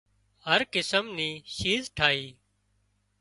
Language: Wadiyara Koli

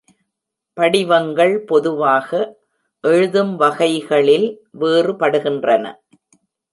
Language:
Tamil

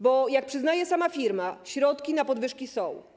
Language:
Polish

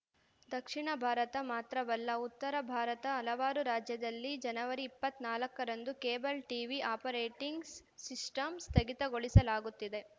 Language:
Kannada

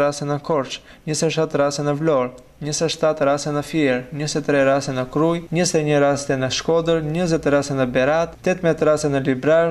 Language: Russian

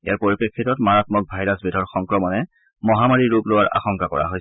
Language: Assamese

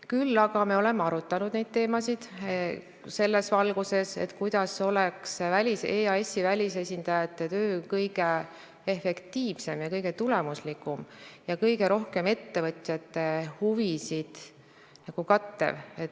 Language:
Estonian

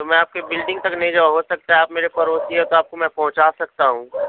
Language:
Urdu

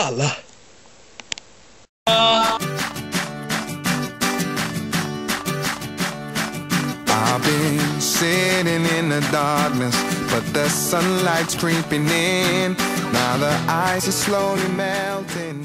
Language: Swedish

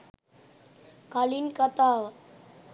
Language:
Sinhala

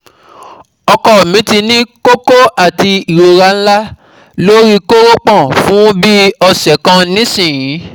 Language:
Yoruba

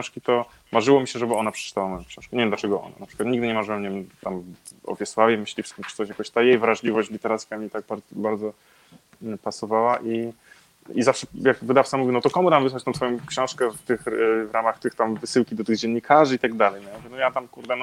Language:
Polish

